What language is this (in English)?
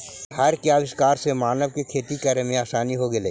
Magahi